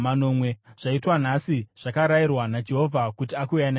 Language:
Shona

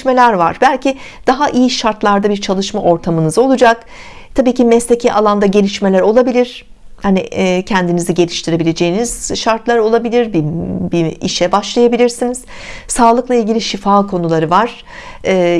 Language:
Turkish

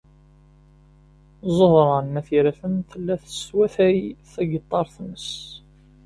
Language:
Kabyle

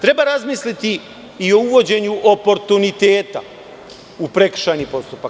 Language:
Serbian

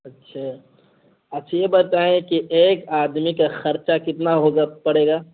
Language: Urdu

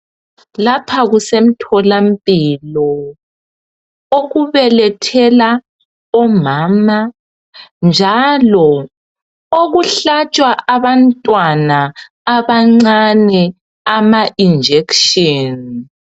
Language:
North Ndebele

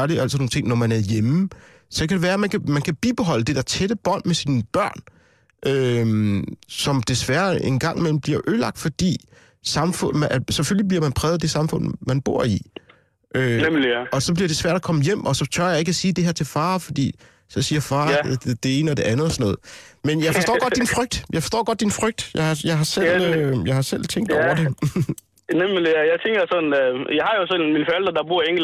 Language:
Danish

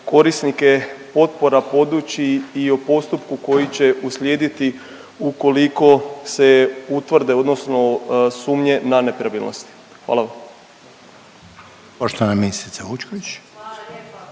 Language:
Croatian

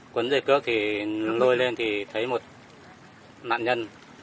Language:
Vietnamese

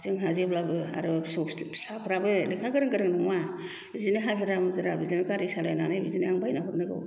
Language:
Bodo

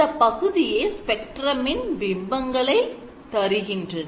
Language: Tamil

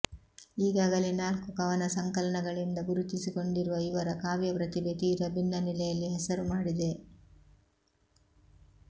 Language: Kannada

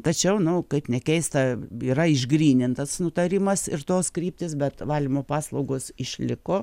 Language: Lithuanian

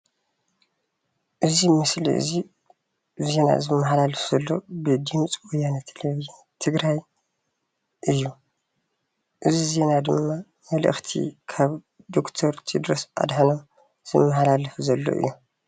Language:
Tigrinya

